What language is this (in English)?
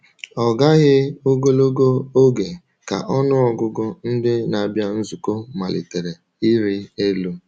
Igbo